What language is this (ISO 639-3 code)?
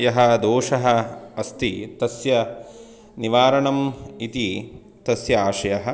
san